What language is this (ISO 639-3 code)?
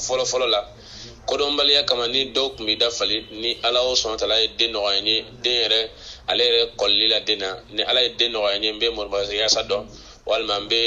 fra